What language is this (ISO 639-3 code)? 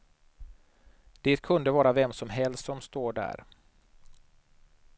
swe